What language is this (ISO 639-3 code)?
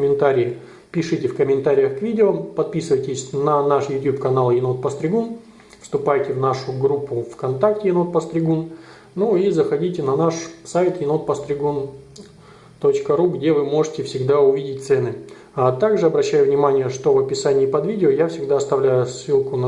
rus